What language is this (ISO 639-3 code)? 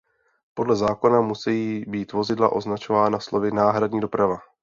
ces